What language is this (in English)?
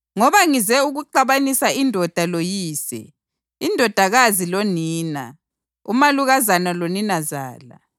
North Ndebele